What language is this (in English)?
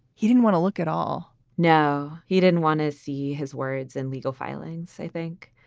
English